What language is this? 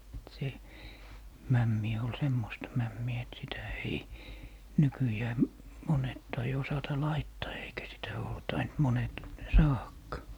Finnish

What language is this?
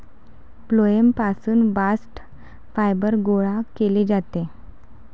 Marathi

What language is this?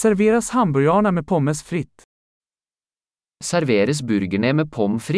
Swedish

